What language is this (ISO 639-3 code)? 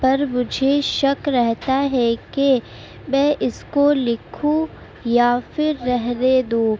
urd